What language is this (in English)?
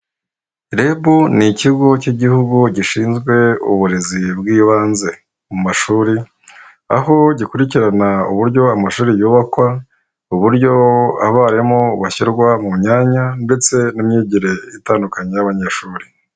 Kinyarwanda